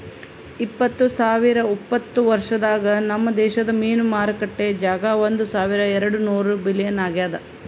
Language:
Kannada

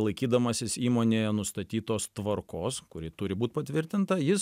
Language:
Lithuanian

